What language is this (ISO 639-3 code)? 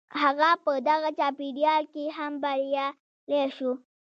pus